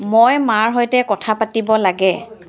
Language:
Assamese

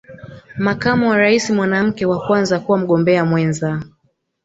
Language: Swahili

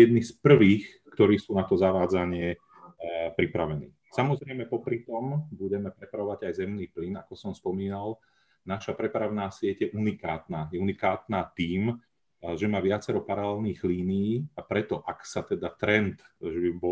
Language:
Slovak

